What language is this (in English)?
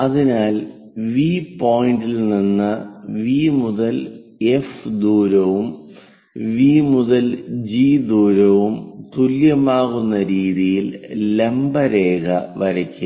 Malayalam